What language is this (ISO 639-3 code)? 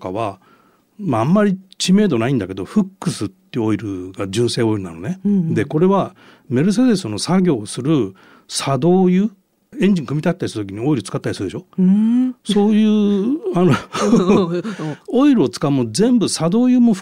jpn